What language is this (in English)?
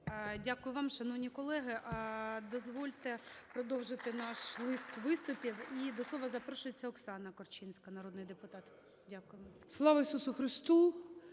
Ukrainian